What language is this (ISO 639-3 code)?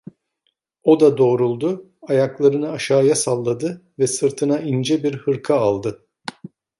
tur